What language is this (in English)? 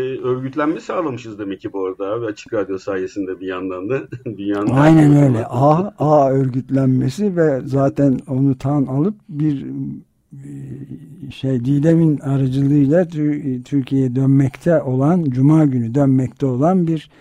Turkish